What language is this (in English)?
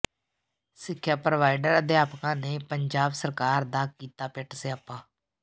Punjabi